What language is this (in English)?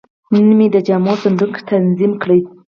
Pashto